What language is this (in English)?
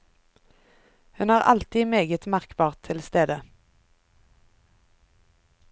Norwegian